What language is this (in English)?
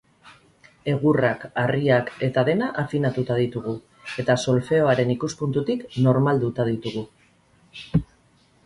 Basque